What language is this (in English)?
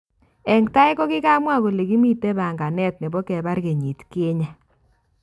Kalenjin